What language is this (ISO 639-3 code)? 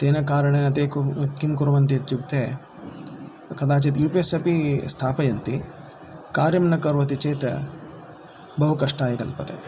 san